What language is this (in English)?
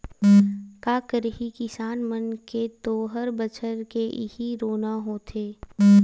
Chhattisgarhi